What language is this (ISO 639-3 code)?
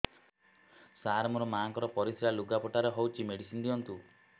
ori